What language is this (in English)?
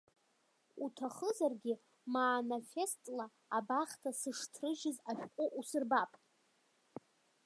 Abkhazian